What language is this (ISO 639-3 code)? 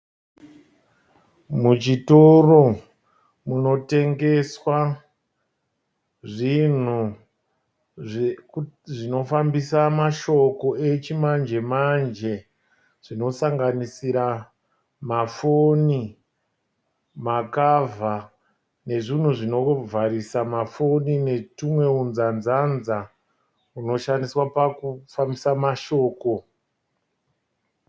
sna